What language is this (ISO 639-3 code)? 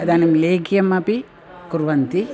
san